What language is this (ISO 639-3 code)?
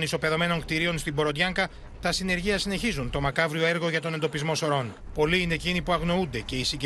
ell